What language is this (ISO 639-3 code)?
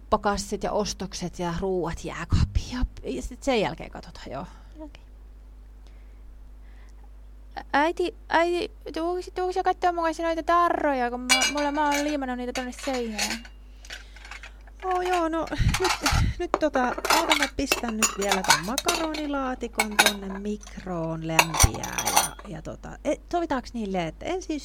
fin